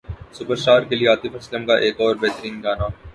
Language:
Urdu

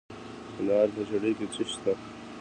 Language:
Pashto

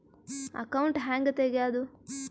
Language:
Kannada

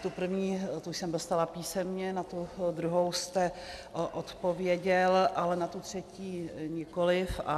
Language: Czech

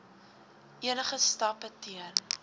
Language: Afrikaans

